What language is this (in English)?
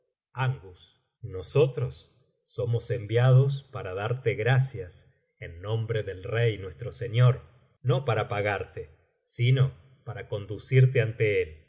Spanish